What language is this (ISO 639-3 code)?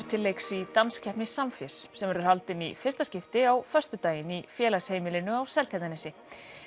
isl